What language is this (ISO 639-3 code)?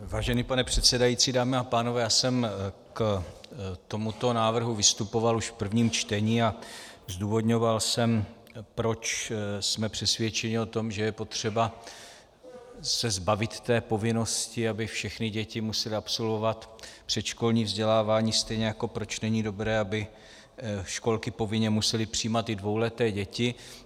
ces